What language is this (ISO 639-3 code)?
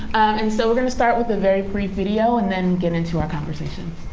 eng